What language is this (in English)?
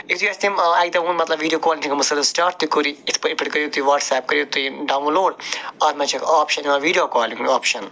Kashmiri